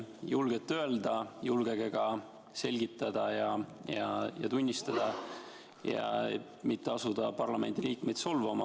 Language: Estonian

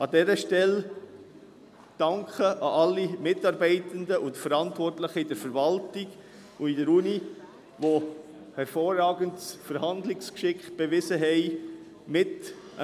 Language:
Swiss German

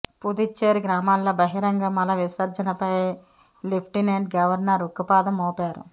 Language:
Telugu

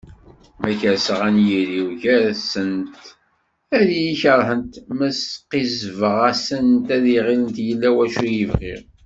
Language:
Kabyle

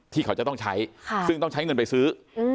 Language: Thai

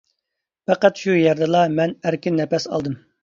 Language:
Uyghur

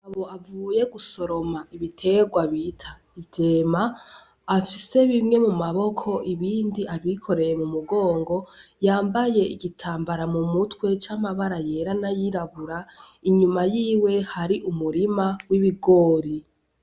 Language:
Rundi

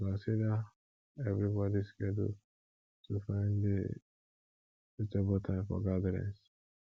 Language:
Nigerian Pidgin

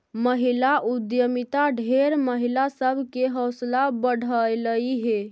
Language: Magahi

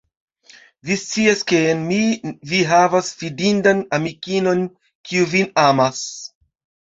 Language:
Esperanto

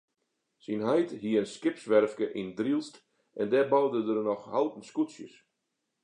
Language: Western Frisian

